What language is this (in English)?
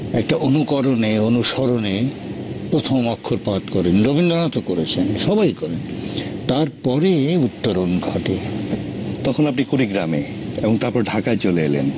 Bangla